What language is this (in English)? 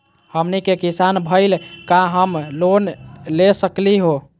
Magahi